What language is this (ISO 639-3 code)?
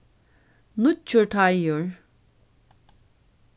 fao